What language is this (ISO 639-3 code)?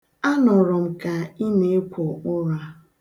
ibo